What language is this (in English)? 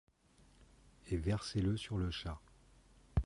French